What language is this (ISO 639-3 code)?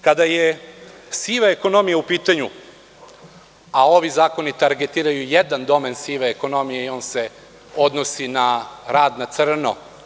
srp